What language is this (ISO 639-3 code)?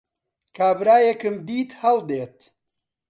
ckb